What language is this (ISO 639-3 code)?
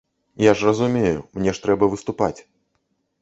bel